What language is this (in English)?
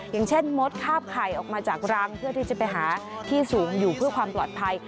Thai